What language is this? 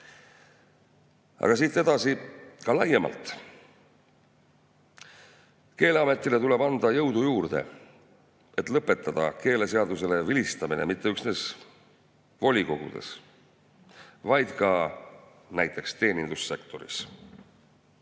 Estonian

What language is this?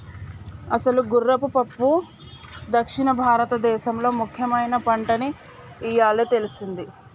Telugu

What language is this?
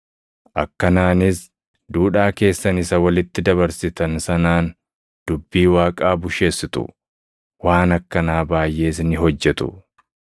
Oromo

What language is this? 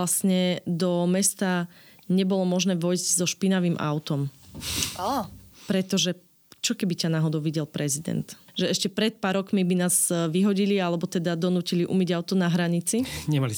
Slovak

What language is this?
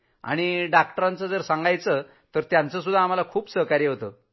Marathi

